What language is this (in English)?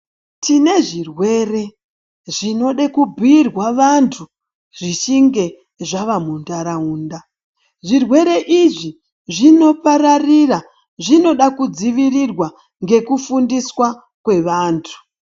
Ndau